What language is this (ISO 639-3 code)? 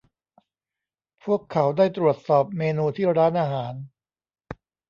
tha